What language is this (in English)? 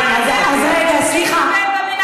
Hebrew